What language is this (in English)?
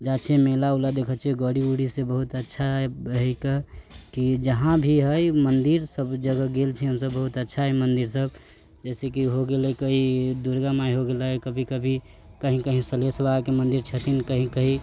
Maithili